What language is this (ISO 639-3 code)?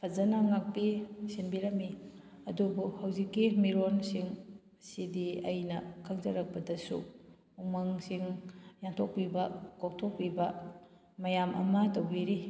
mni